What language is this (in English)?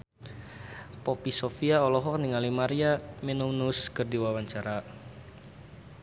Sundanese